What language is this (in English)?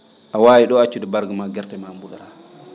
Fula